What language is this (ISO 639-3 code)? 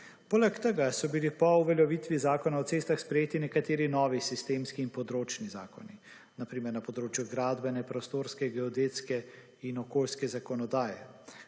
slv